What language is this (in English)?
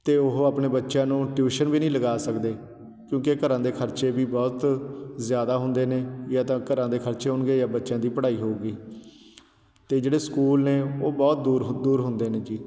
Punjabi